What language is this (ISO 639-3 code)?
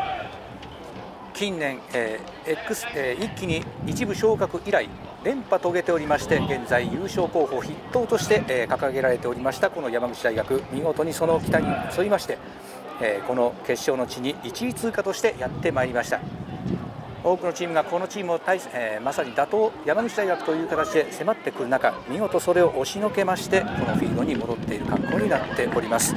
jpn